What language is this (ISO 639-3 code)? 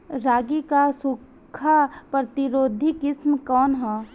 bho